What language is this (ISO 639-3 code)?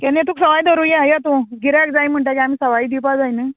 kok